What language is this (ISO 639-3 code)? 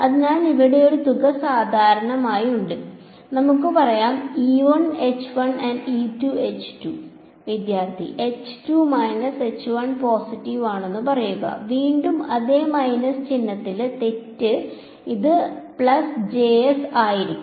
mal